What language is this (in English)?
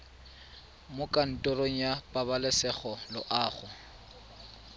Tswana